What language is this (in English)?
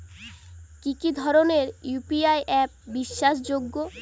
Bangla